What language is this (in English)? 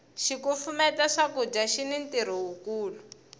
Tsonga